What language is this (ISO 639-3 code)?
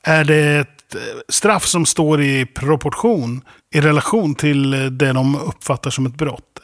swe